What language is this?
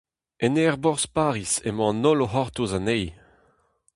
Breton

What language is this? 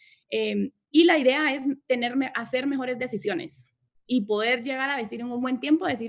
Spanish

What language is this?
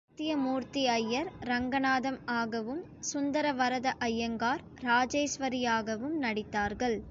Tamil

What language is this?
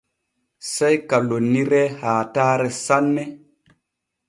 Borgu Fulfulde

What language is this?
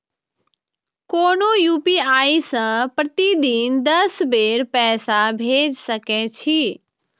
Maithili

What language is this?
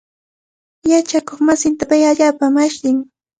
Cajatambo North Lima Quechua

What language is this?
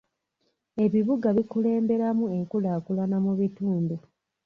Ganda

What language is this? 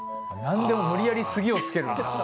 Japanese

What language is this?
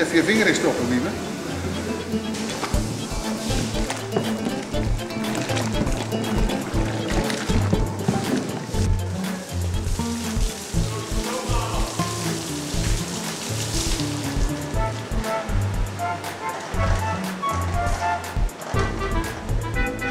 Dutch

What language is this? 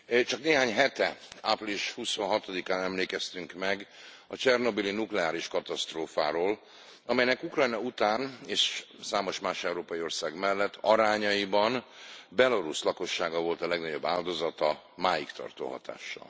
Hungarian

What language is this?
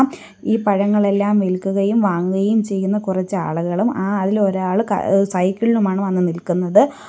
Malayalam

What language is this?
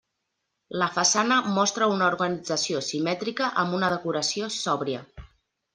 Catalan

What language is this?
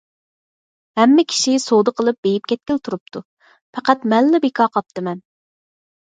Uyghur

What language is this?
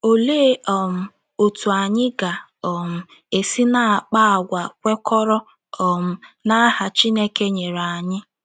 Igbo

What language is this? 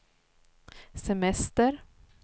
Swedish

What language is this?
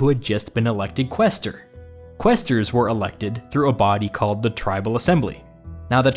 English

